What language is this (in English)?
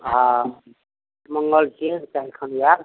Maithili